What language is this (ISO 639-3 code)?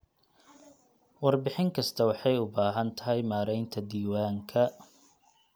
som